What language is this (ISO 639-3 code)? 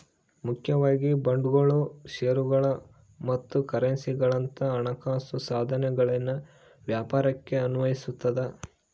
kan